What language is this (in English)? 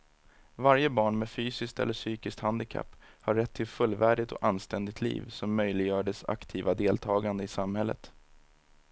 Swedish